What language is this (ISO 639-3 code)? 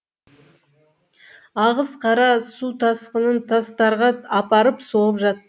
kaz